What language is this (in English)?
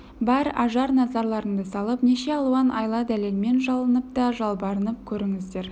Kazakh